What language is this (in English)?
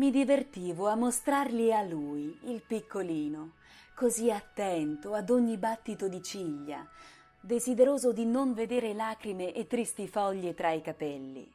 Italian